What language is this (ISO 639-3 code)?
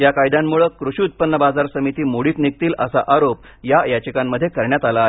mar